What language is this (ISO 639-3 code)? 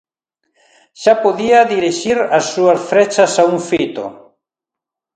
glg